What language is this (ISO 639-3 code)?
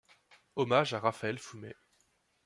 fra